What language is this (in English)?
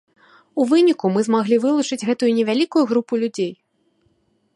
Belarusian